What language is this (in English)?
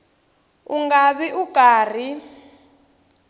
Tsonga